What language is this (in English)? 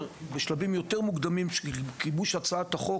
Hebrew